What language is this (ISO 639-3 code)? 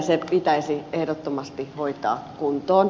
fin